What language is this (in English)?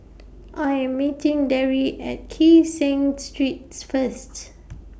English